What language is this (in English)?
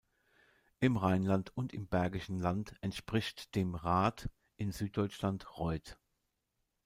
German